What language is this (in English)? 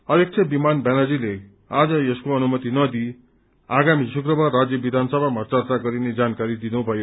Nepali